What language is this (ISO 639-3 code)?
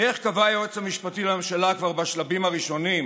heb